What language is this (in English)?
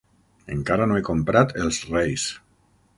Catalan